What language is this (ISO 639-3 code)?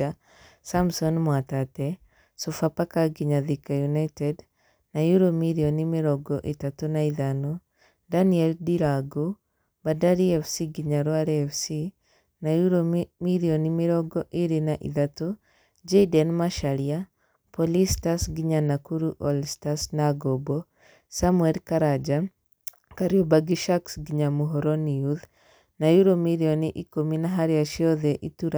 kik